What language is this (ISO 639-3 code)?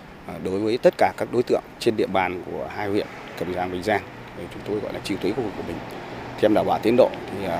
vie